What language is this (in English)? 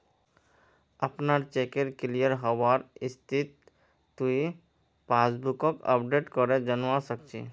Magahi